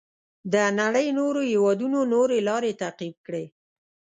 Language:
Pashto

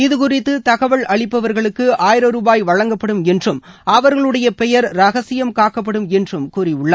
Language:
Tamil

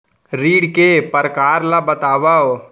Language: Chhattisgarhi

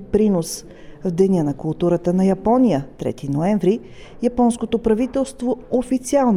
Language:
Bulgarian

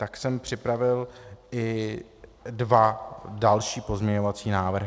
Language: Czech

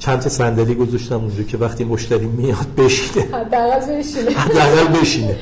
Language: Persian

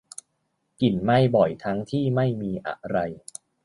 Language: Thai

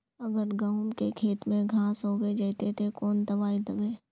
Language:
Magahi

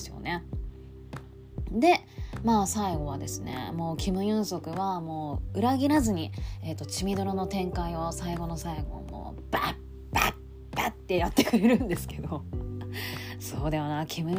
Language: Japanese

